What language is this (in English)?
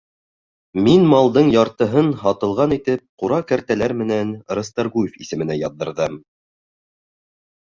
Bashkir